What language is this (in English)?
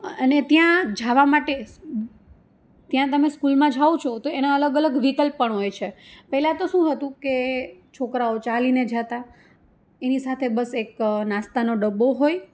Gujarati